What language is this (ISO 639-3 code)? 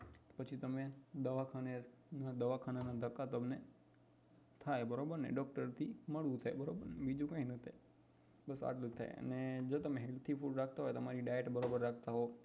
guj